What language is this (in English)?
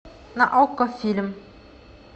Russian